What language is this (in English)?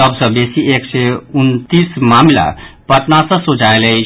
Maithili